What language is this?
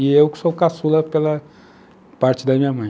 Portuguese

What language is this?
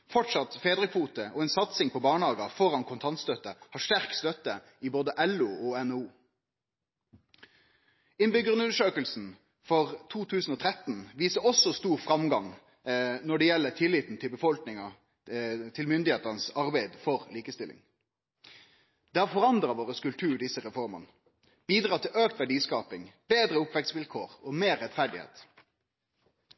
Norwegian Nynorsk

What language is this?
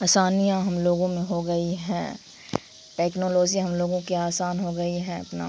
Urdu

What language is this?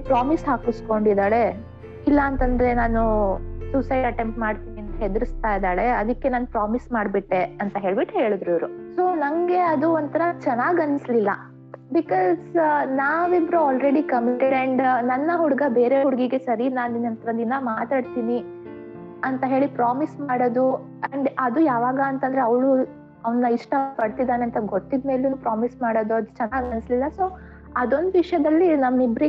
Kannada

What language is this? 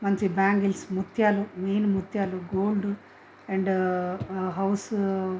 Telugu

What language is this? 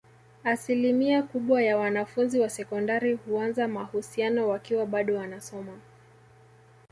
Swahili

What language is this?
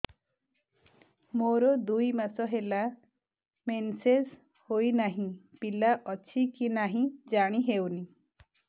Odia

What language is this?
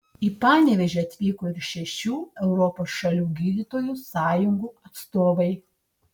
Lithuanian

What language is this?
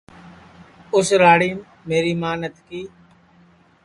Sansi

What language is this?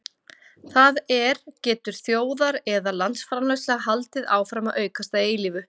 Icelandic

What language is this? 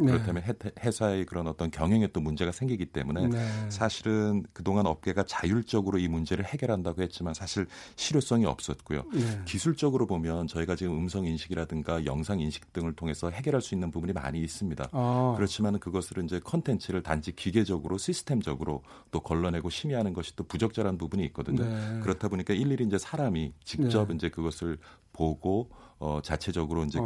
Korean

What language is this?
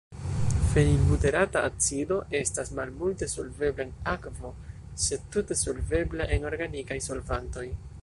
Esperanto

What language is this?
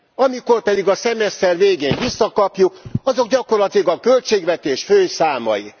Hungarian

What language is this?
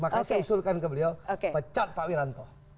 Indonesian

